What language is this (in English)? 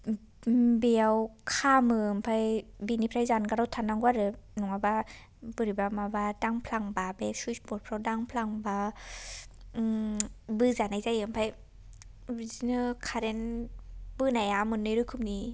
Bodo